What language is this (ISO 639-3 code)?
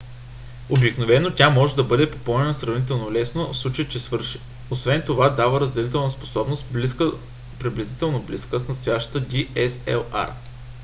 bul